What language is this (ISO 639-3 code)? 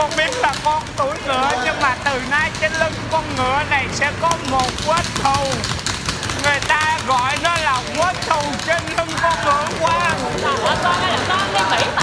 vie